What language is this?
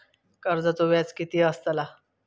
Marathi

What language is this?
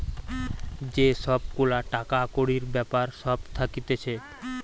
Bangla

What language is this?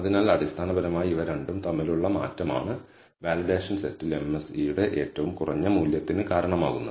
Malayalam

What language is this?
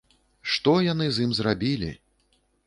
Belarusian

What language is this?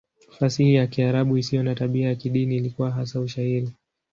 Swahili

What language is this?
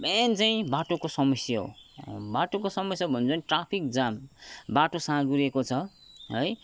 Nepali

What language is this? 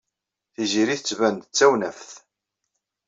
Kabyle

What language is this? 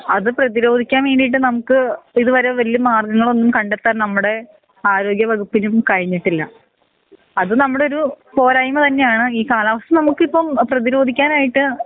Malayalam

